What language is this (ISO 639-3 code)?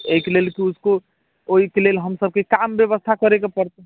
mai